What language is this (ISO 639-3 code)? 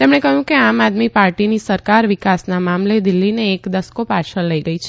guj